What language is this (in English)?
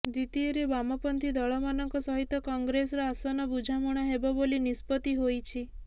Odia